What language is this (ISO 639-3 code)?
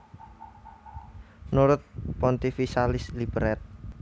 jav